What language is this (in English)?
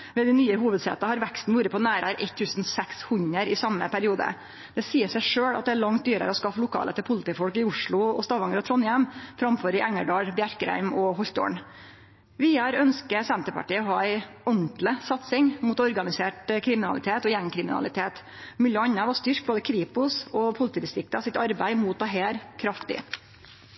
Norwegian Nynorsk